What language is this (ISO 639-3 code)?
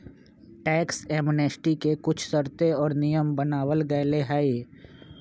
mag